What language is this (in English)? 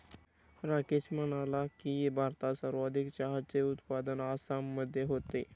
Marathi